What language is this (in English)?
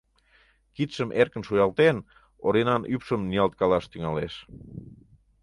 Mari